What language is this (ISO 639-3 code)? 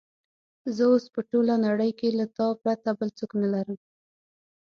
pus